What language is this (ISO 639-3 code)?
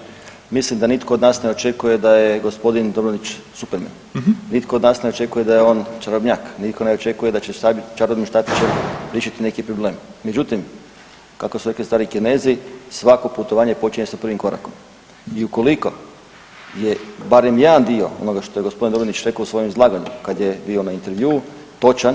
hrv